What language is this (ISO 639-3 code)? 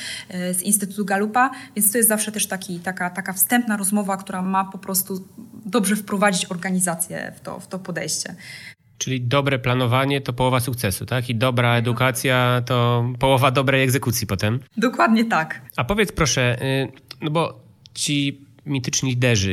pol